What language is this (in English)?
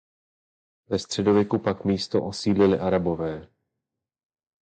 Czech